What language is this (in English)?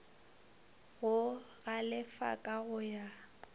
Northern Sotho